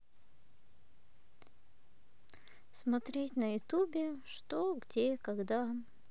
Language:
Russian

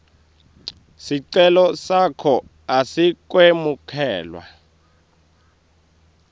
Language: Swati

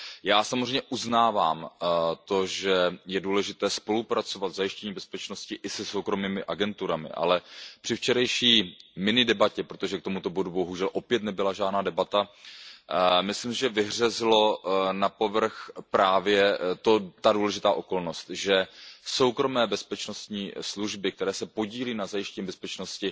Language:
Czech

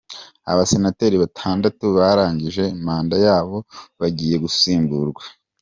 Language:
Kinyarwanda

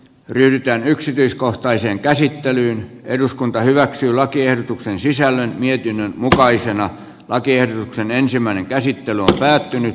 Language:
Finnish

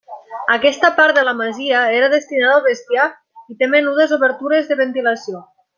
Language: Catalan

